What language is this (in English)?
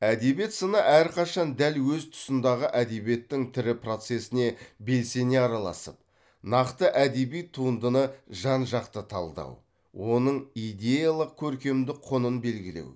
Kazakh